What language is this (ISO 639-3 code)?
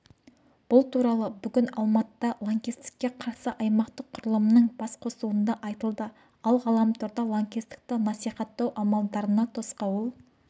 kaz